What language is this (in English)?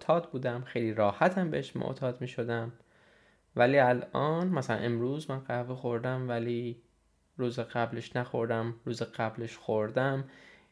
Persian